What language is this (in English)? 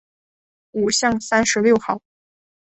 Chinese